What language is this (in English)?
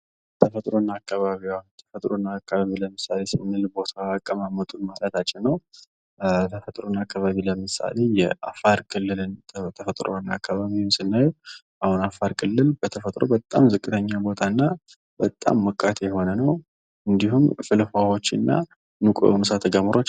Amharic